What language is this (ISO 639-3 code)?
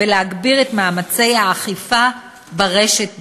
heb